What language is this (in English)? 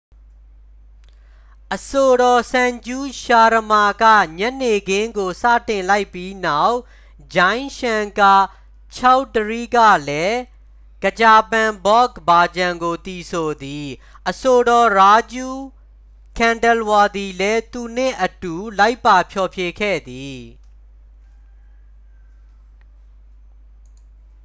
Burmese